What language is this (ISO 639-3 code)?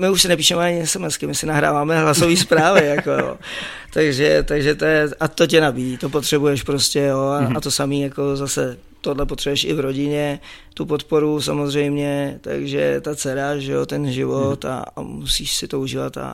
ces